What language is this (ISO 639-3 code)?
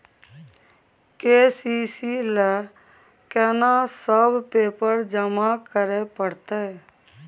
mai